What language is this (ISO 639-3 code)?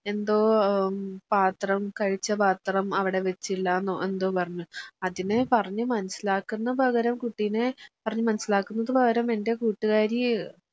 mal